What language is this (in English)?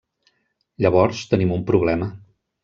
Catalan